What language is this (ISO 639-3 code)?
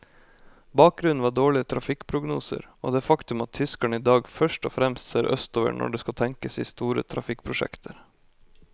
nor